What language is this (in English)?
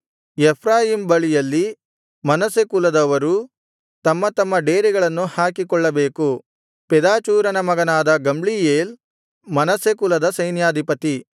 Kannada